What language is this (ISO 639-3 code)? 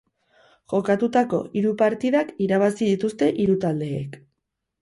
eus